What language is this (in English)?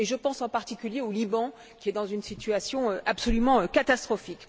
French